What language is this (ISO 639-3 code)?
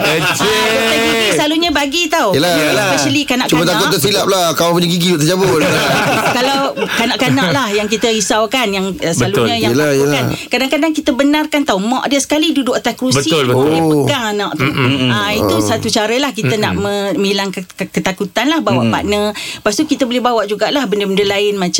msa